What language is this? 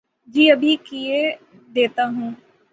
Urdu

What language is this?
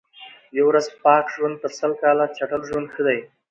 Pashto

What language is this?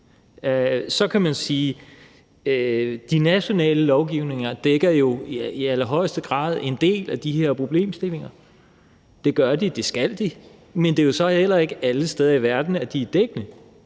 Danish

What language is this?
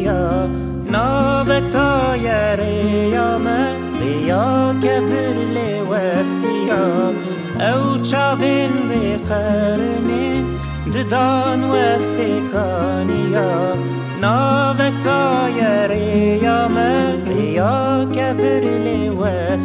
Turkish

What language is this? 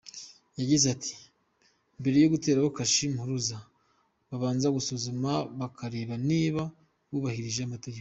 Kinyarwanda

